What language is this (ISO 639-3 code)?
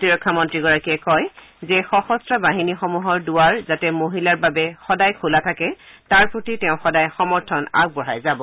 asm